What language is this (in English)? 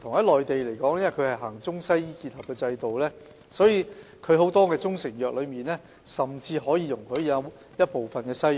Cantonese